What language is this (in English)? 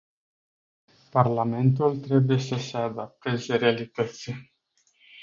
Romanian